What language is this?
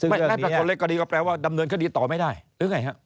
Thai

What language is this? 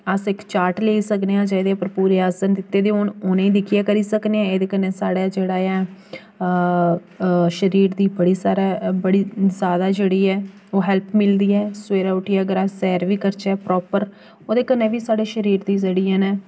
Dogri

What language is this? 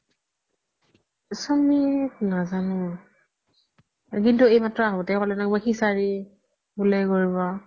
Assamese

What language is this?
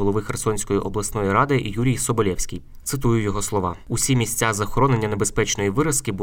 Ukrainian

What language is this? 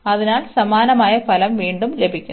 Malayalam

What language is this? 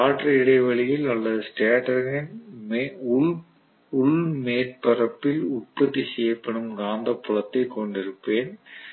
Tamil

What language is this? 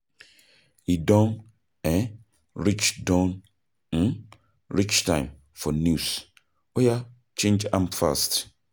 Nigerian Pidgin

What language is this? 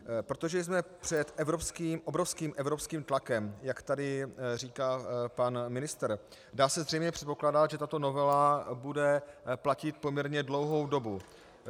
Czech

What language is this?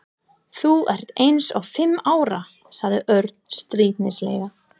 Icelandic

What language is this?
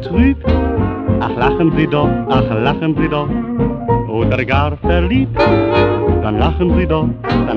German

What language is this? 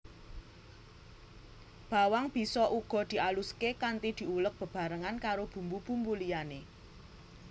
Javanese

